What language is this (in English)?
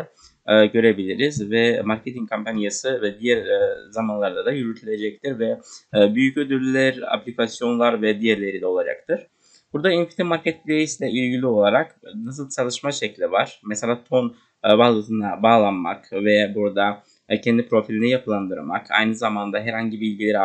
Turkish